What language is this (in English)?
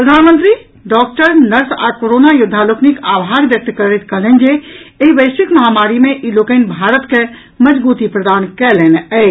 Maithili